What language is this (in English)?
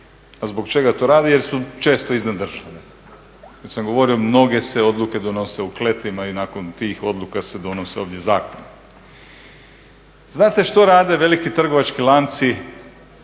Croatian